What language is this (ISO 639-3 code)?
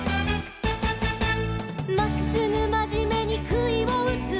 jpn